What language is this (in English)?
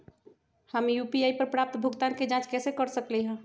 Magahi